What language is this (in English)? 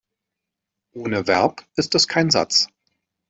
German